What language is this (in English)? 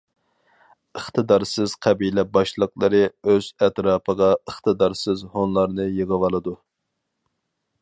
Uyghur